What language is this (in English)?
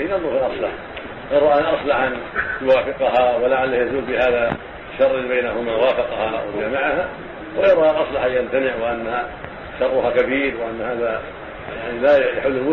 Arabic